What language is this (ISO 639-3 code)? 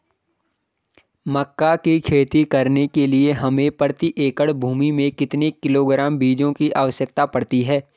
hin